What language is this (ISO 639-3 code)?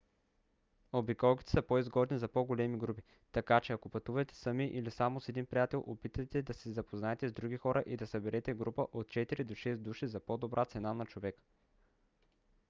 bul